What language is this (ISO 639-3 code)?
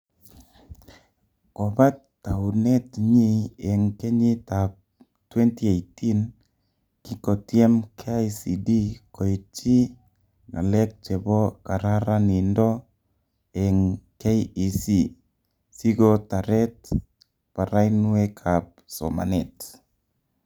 kln